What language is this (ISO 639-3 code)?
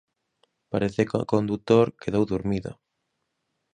glg